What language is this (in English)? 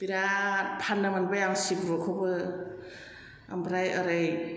Bodo